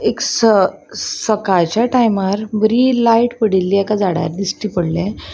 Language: Konkani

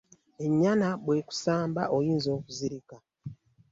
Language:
Ganda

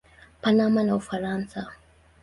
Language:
Swahili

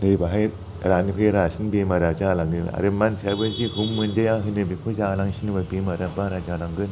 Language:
Bodo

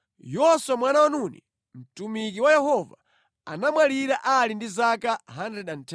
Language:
Nyanja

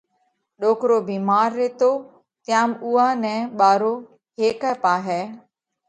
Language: Parkari Koli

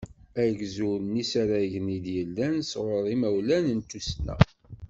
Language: Kabyle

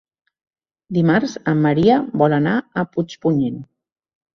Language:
Catalan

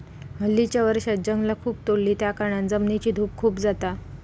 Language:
Marathi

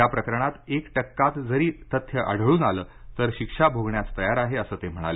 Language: Marathi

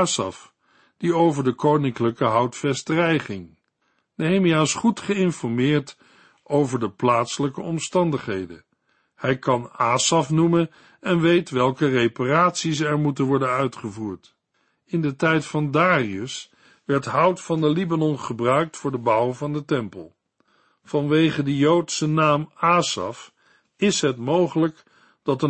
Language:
Dutch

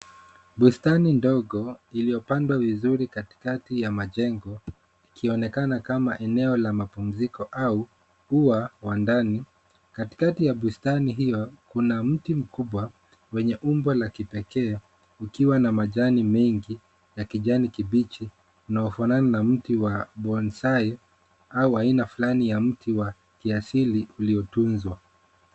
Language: Swahili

